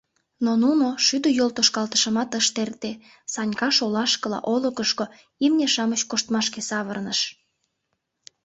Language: Mari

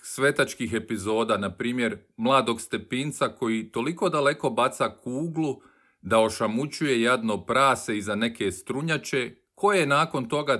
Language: Croatian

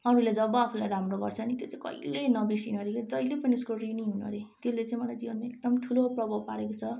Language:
Nepali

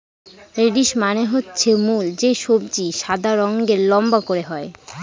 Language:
Bangla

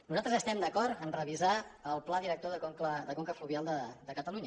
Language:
Catalan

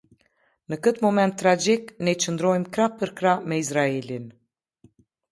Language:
Albanian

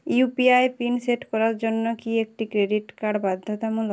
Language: Bangla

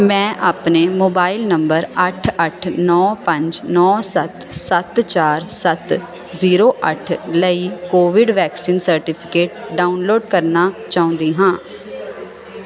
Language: Punjabi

